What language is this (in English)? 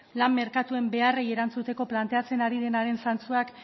Basque